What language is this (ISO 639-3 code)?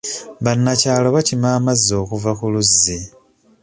lug